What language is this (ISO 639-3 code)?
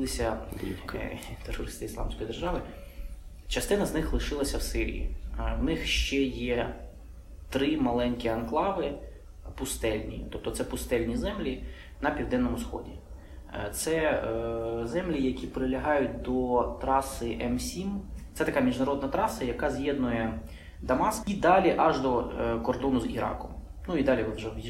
ukr